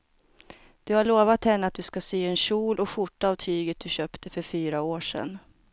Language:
Swedish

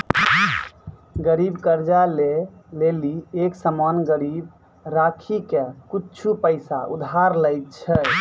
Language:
Maithili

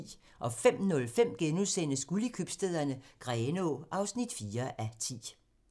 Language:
Danish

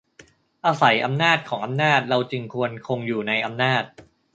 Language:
Thai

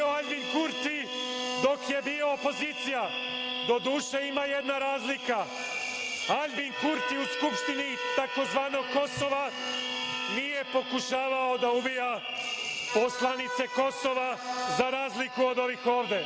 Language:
Serbian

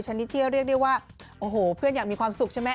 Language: Thai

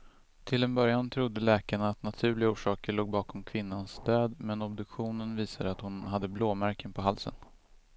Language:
Swedish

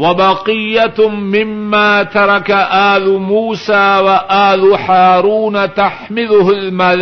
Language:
Urdu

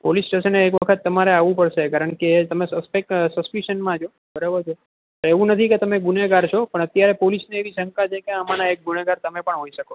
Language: Gujarati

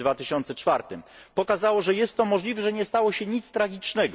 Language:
Polish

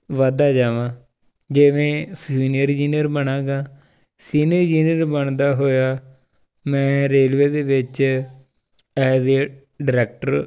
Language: Punjabi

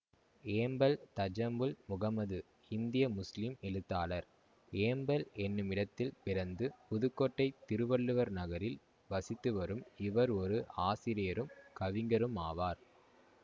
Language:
Tamil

